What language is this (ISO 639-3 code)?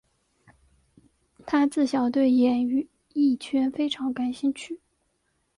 zho